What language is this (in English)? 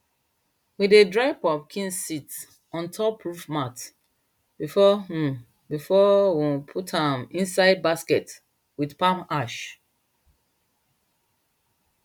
Nigerian Pidgin